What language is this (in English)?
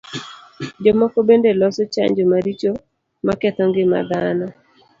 Luo (Kenya and Tanzania)